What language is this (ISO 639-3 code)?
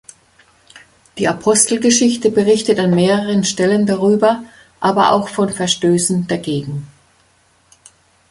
deu